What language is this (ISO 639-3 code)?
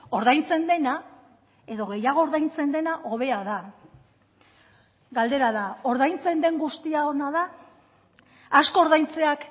eus